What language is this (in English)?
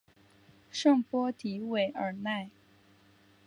Chinese